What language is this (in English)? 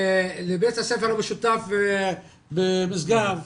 Hebrew